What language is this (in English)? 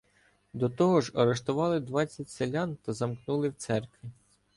Ukrainian